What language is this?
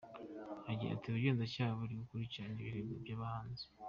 Kinyarwanda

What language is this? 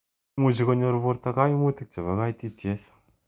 Kalenjin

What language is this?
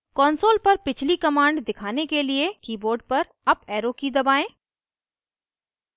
Hindi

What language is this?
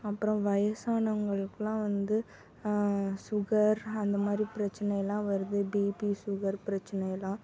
Tamil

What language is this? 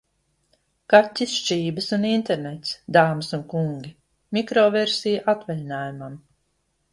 Latvian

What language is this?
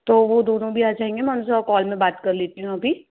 Hindi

